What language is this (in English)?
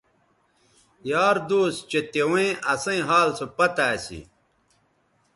Bateri